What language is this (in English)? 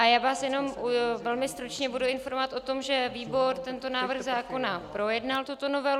Czech